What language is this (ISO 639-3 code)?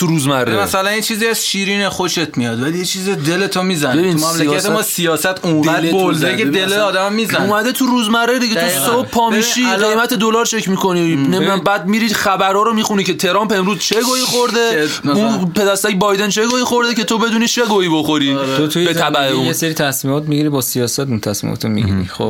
fas